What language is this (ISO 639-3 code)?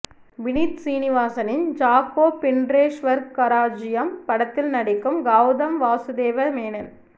tam